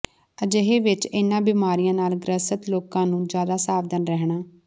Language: Punjabi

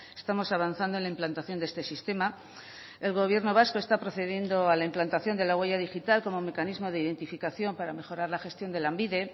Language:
Spanish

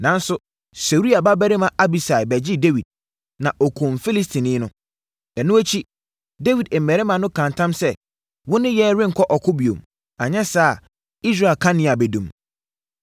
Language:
Akan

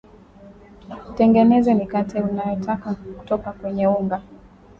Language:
Swahili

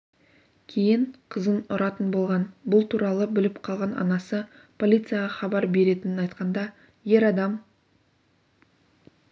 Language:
Kazakh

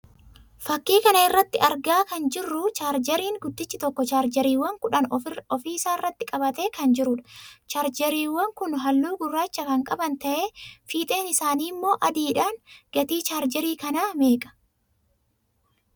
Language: Oromo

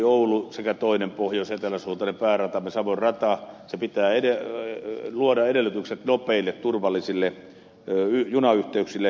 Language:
Finnish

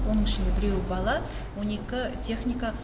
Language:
Kazakh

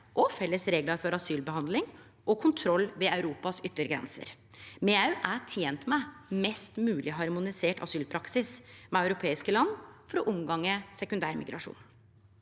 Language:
Norwegian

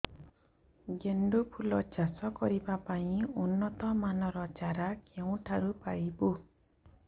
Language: Odia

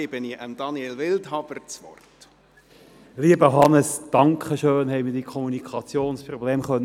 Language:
Swiss German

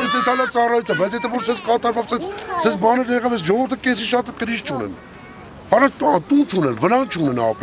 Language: Turkish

